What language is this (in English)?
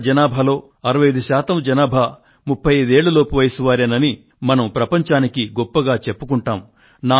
Telugu